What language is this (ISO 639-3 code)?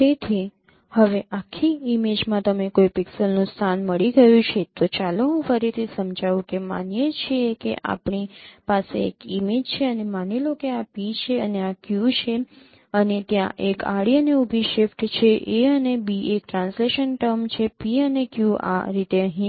guj